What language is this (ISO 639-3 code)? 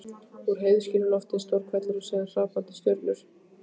isl